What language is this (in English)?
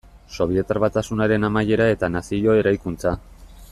Basque